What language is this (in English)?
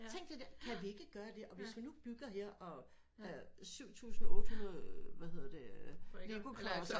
Danish